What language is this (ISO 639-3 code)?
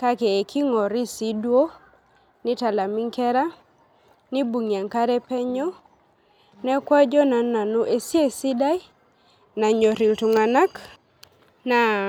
mas